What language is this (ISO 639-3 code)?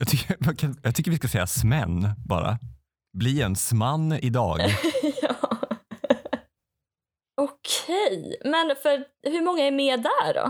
swe